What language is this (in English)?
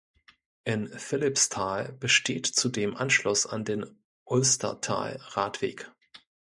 German